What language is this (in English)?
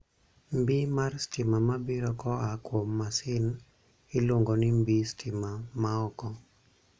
Luo (Kenya and Tanzania)